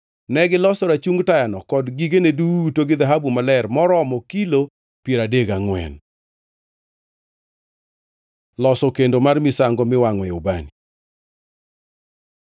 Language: Luo (Kenya and Tanzania)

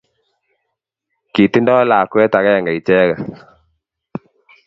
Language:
Kalenjin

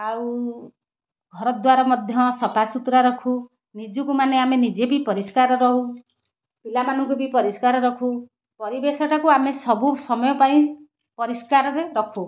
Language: Odia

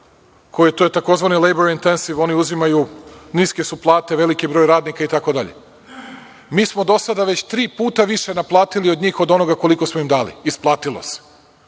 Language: Serbian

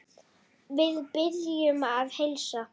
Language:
Icelandic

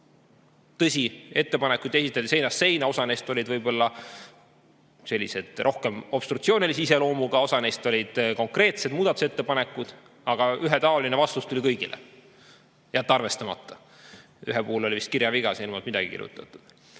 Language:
Estonian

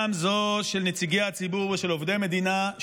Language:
Hebrew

